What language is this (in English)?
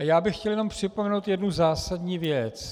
Czech